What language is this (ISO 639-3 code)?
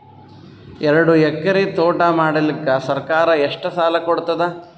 kan